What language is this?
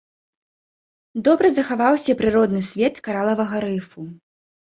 Belarusian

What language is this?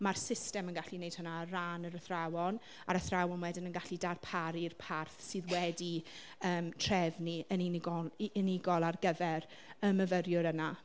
Welsh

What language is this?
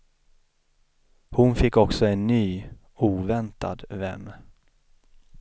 Swedish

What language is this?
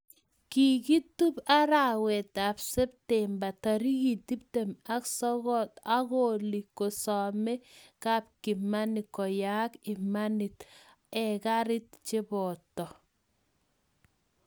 Kalenjin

